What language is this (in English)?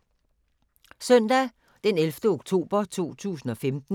Danish